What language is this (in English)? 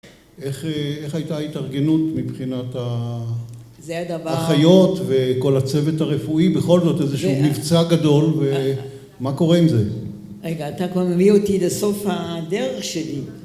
Hebrew